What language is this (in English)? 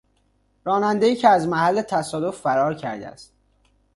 Persian